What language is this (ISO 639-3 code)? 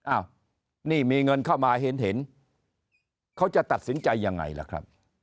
tha